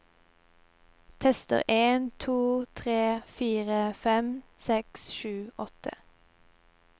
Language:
Norwegian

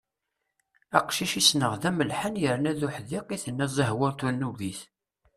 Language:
Kabyle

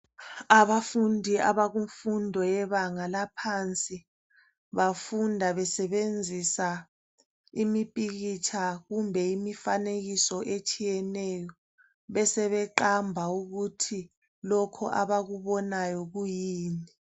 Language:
North Ndebele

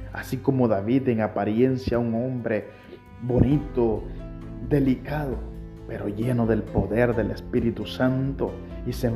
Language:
Spanish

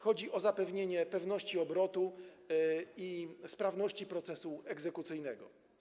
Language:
Polish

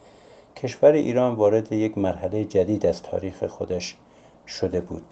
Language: Persian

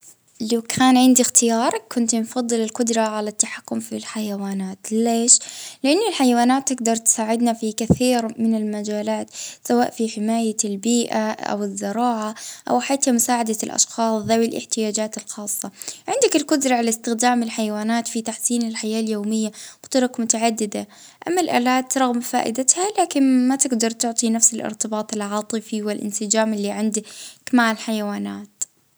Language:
Libyan Arabic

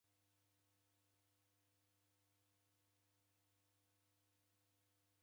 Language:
Taita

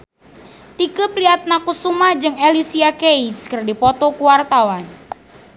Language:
Sundanese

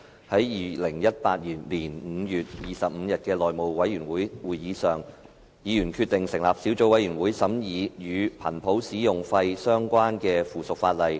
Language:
Cantonese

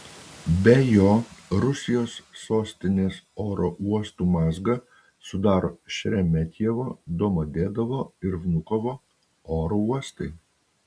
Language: Lithuanian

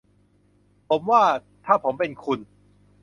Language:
Thai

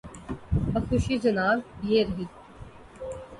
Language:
Urdu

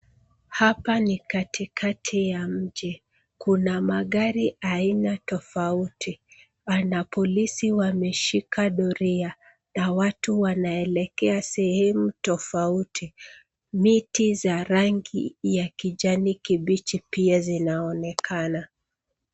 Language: Swahili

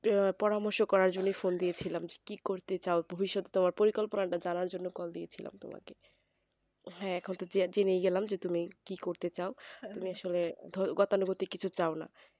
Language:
Bangla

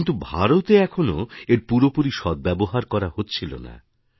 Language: Bangla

